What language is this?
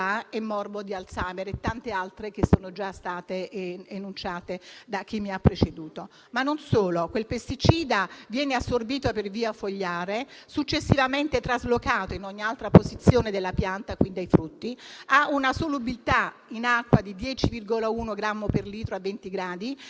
Italian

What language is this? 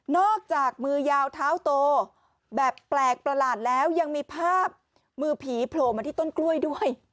Thai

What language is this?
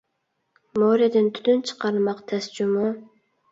Uyghur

